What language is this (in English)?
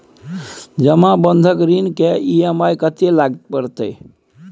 Maithili